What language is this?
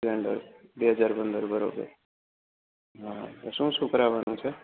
Gujarati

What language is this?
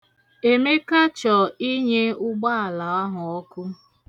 Igbo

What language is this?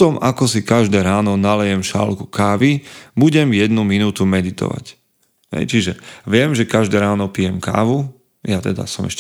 Slovak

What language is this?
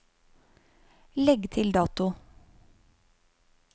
Norwegian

